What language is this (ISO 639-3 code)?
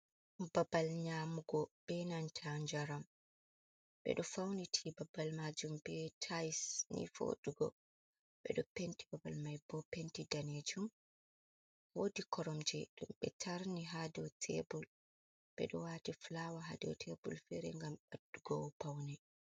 ful